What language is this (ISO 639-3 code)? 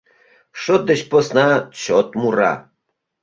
chm